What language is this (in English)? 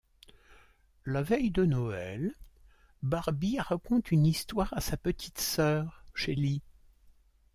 French